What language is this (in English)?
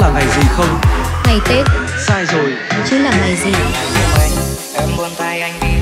Vietnamese